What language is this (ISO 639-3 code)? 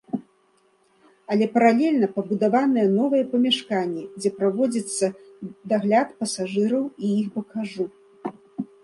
bel